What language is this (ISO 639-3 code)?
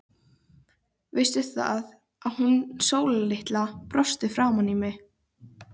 isl